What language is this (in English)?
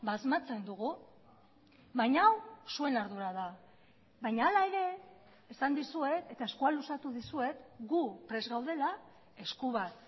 Basque